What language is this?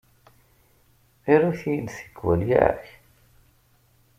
Kabyle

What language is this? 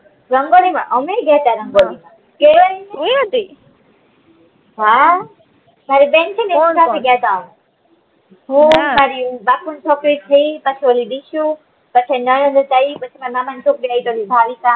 Gujarati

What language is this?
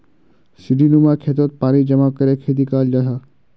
Magahi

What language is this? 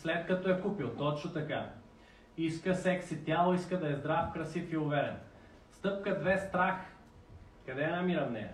Bulgarian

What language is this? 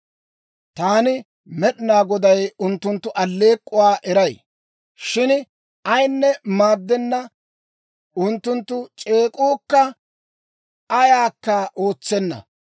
Dawro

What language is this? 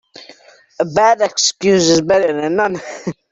English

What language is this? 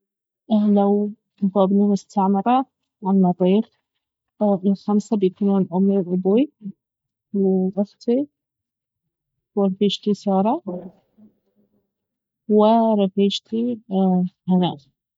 Baharna Arabic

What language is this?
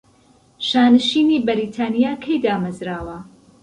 Central Kurdish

